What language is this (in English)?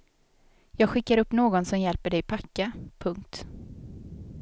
Swedish